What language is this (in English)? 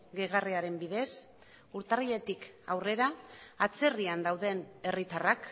Basque